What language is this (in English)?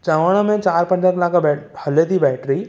Sindhi